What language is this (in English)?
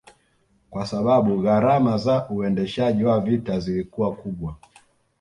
Swahili